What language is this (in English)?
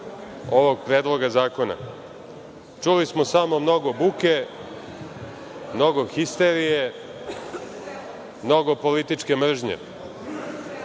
Serbian